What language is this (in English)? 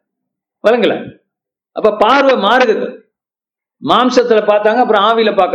Tamil